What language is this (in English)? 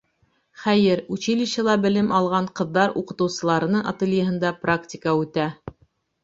Bashkir